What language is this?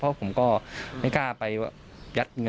Thai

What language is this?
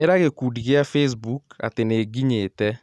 Kikuyu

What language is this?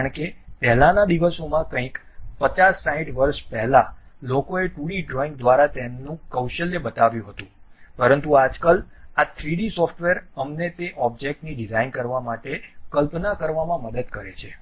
Gujarati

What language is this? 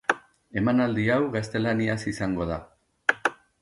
Basque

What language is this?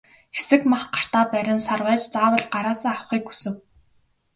Mongolian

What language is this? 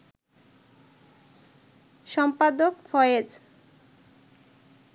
Bangla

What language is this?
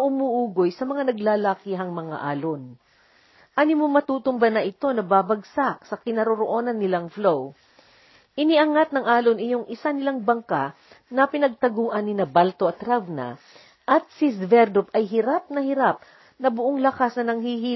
Filipino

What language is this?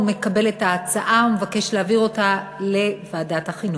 Hebrew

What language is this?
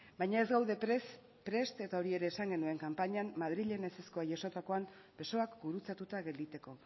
Basque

